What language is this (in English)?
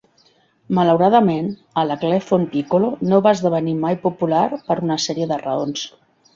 Catalan